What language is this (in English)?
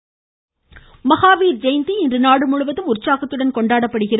Tamil